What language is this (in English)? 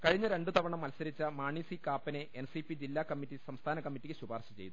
Malayalam